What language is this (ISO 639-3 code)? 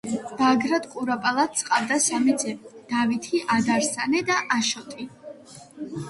kat